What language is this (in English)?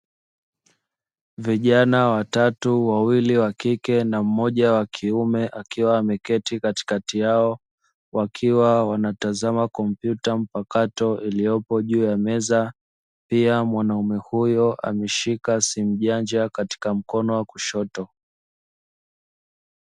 Swahili